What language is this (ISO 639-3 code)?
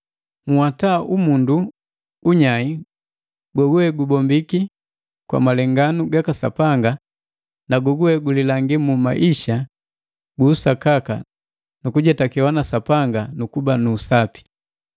mgv